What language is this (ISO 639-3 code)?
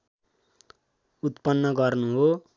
nep